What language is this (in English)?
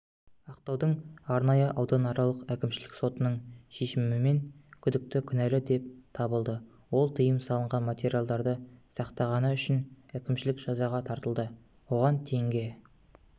Kazakh